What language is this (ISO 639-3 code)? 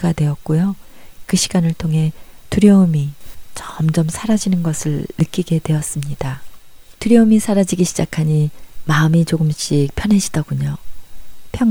kor